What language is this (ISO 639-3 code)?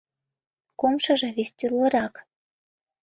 chm